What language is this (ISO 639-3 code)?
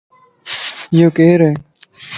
lss